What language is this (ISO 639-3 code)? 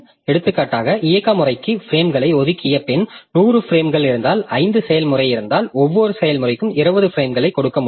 tam